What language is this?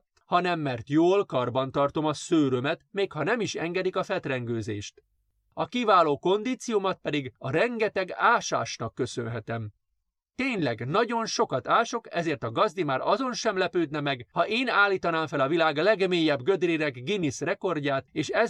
Hungarian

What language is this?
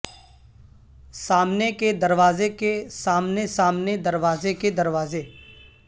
Urdu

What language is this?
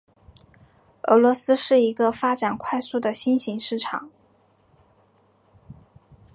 Chinese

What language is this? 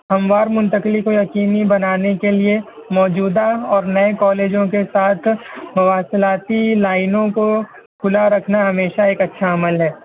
Urdu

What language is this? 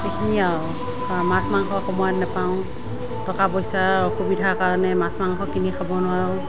Assamese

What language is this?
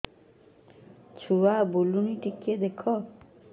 Odia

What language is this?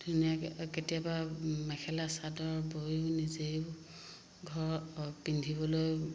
Assamese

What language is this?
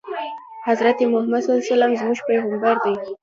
Pashto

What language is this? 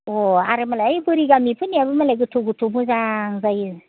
Bodo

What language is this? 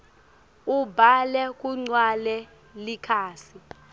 Swati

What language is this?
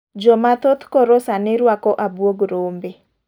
Luo (Kenya and Tanzania)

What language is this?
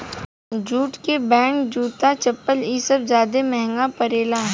Bhojpuri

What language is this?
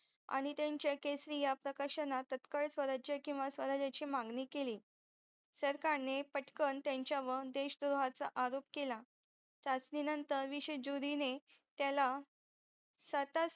Marathi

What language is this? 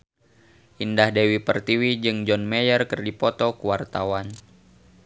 Sundanese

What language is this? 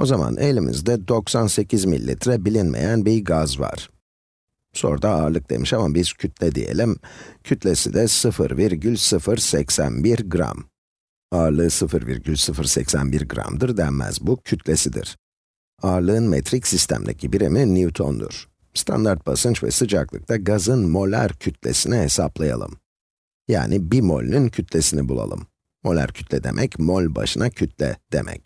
Turkish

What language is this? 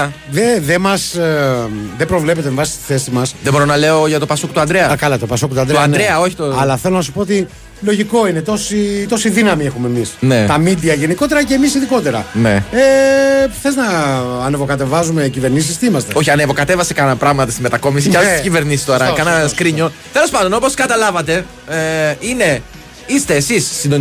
Greek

